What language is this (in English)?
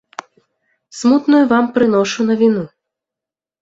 Belarusian